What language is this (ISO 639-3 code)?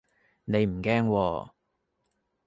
yue